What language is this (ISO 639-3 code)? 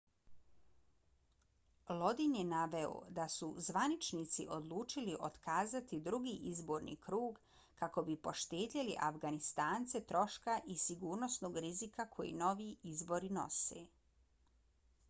bos